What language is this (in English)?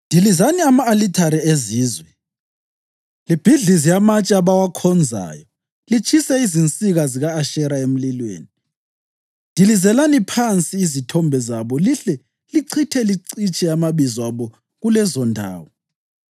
North Ndebele